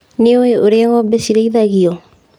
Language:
Kikuyu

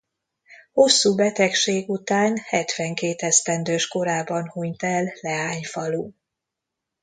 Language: Hungarian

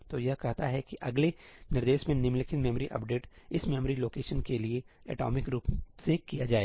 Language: Hindi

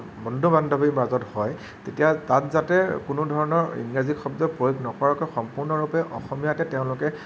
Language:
Assamese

